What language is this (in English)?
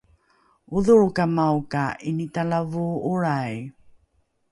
Rukai